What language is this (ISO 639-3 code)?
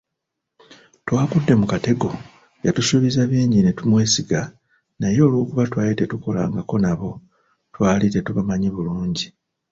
lug